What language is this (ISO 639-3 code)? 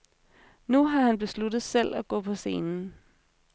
dan